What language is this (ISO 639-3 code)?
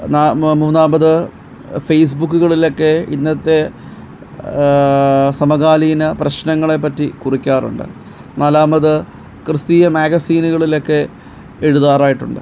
mal